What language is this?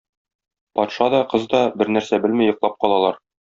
Tatar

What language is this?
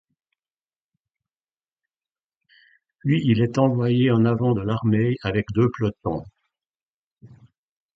French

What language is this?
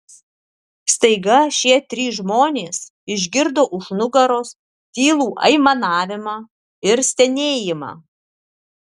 Lithuanian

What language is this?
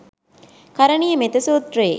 Sinhala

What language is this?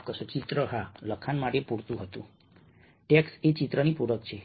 Gujarati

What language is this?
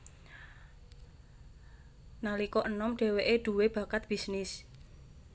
Javanese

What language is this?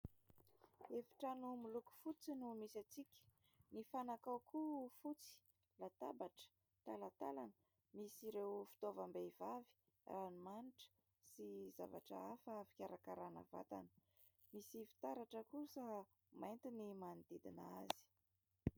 Malagasy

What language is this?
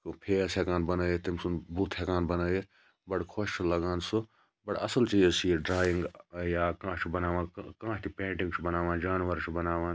Kashmiri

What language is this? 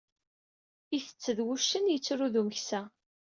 Kabyle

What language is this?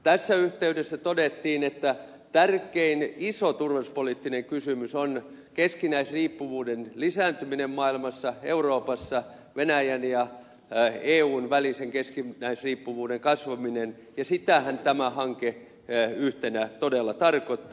Finnish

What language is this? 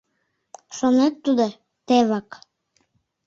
Mari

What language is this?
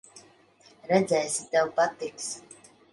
Latvian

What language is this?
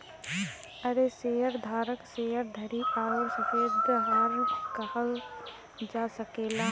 Bhojpuri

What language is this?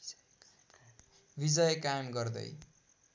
Nepali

